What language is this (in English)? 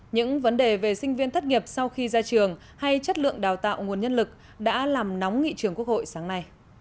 Vietnamese